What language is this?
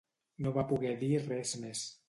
Catalan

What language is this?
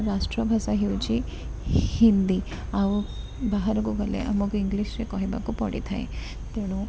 Odia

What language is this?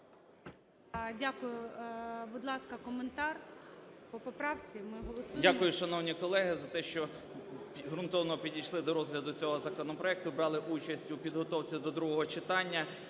Ukrainian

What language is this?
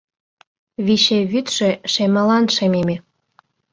Mari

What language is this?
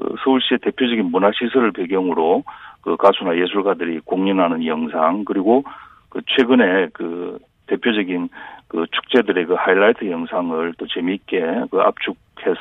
Korean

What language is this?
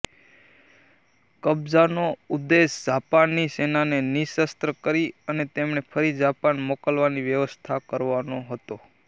Gujarati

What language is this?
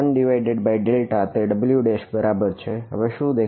Gujarati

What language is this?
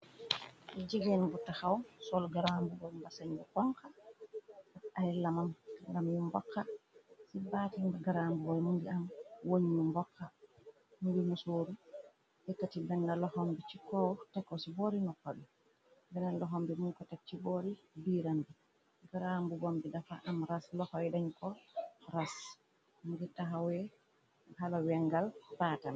Wolof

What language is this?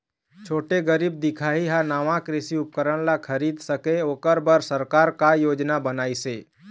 Chhattisgarhi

